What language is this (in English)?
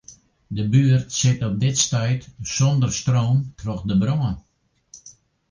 Western Frisian